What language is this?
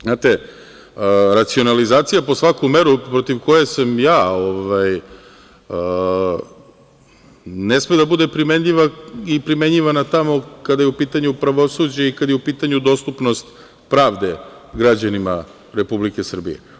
Serbian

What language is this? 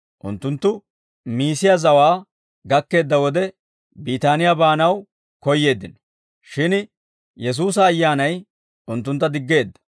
Dawro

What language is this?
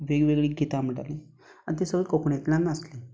Konkani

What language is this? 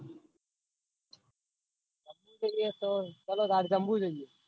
Gujarati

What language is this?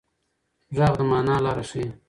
Pashto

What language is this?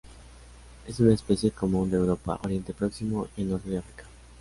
Spanish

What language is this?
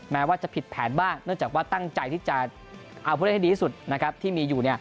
Thai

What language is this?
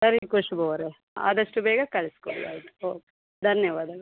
Kannada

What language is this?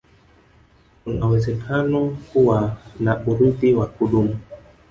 Swahili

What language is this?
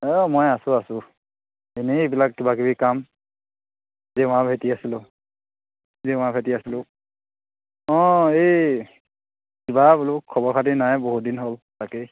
Assamese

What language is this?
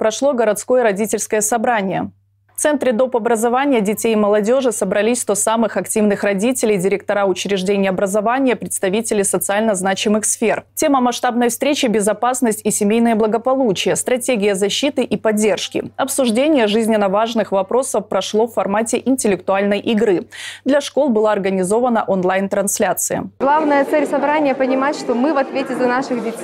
Russian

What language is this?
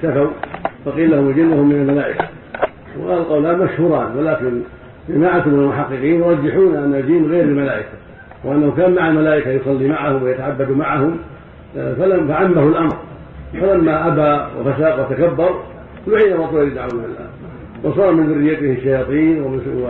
Arabic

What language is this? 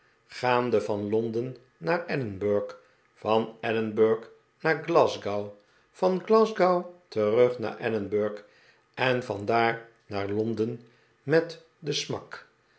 Dutch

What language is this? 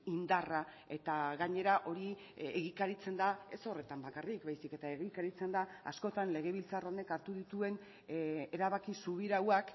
Basque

